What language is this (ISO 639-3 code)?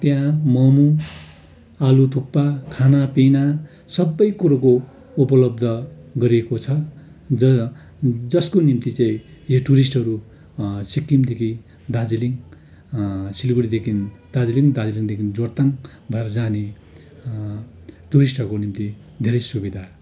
nep